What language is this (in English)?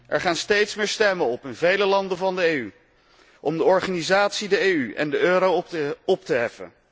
Dutch